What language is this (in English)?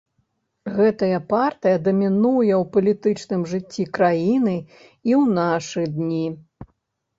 Belarusian